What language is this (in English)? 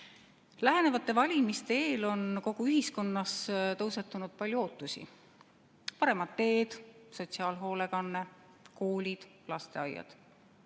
Estonian